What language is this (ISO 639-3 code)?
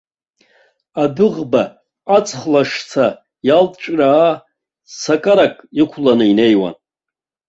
abk